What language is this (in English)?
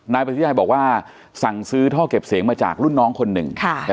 Thai